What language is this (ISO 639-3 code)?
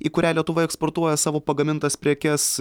lit